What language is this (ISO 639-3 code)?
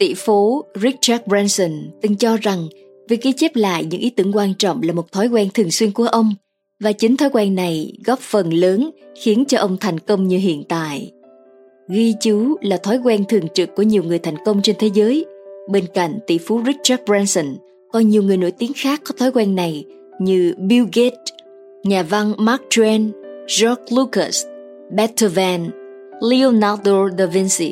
vie